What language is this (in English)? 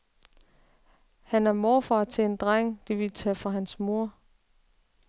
Danish